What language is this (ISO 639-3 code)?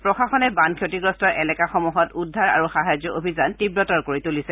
asm